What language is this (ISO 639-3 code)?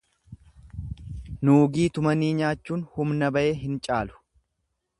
orm